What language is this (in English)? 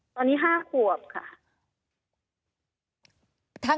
Thai